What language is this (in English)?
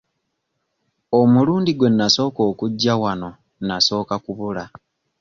Ganda